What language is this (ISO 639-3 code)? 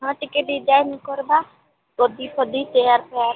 ori